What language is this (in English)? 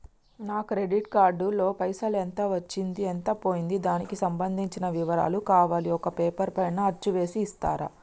Telugu